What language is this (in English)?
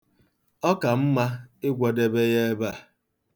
Igbo